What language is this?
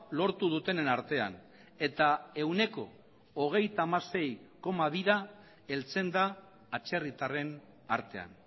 Basque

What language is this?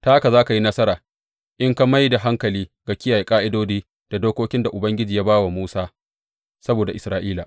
Hausa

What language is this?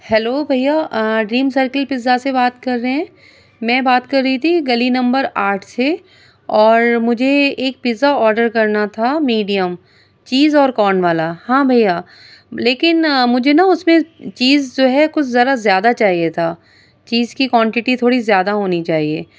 Urdu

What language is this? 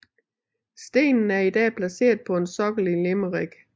Danish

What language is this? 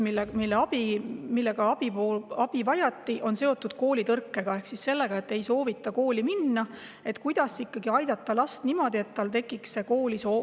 Estonian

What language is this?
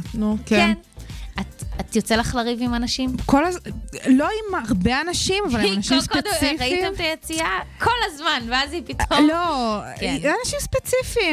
Hebrew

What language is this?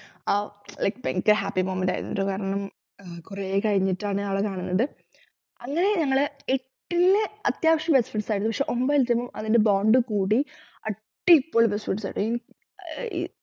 Malayalam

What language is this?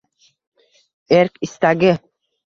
Uzbek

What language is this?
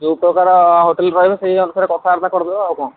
Odia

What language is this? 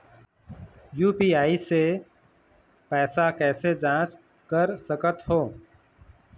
Chhattisgarhi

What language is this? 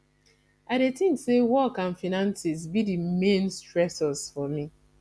Nigerian Pidgin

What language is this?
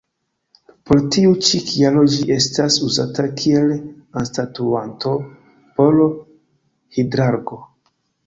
Esperanto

